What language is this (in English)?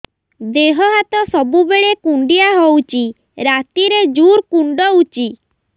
Odia